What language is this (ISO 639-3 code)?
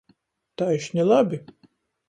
ltg